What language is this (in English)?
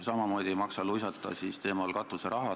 Estonian